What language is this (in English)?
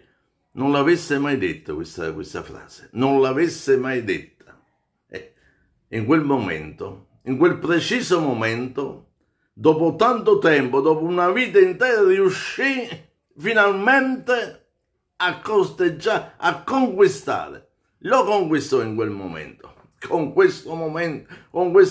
Italian